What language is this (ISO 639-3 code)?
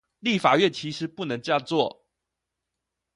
zho